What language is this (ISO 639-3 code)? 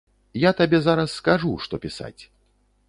bel